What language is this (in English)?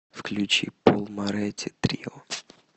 Russian